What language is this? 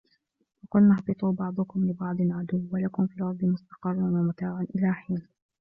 Arabic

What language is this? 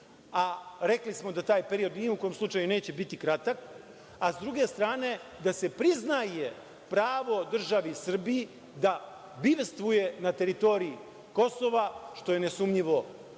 Serbian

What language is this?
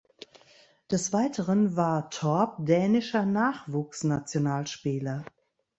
German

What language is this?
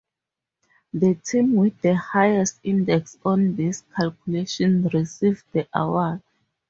English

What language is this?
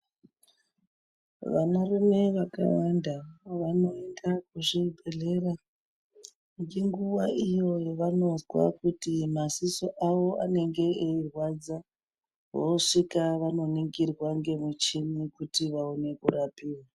Ndau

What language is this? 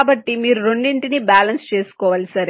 Telugu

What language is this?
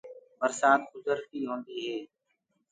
Gurgula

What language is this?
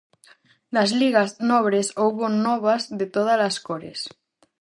Galician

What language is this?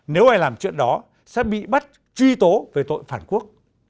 Vietnamese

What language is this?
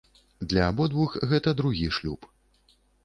Belarusian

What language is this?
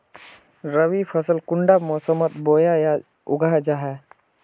Magahi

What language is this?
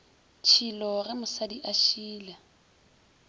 Northern Sotho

